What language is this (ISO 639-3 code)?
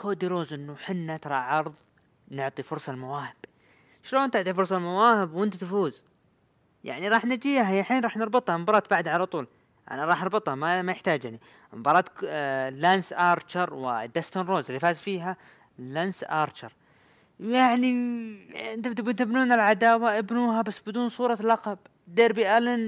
ara